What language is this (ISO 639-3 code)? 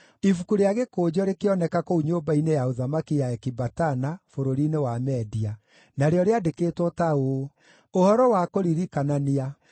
kik